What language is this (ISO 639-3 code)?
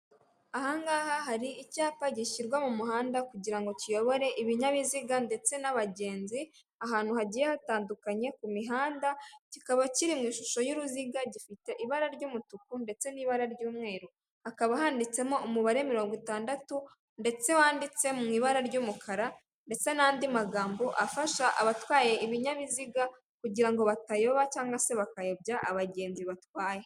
kin